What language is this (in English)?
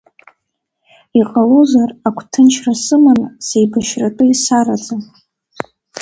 Abkhazian